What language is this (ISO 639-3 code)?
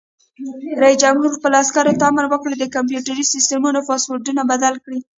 pus